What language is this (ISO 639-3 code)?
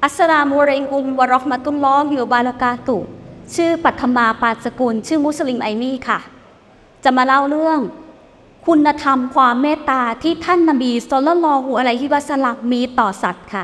tha